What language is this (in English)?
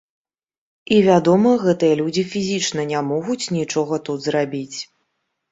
Belarusian